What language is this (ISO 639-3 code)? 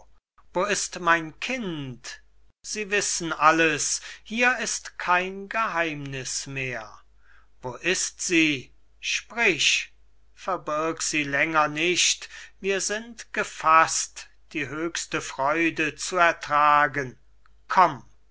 deu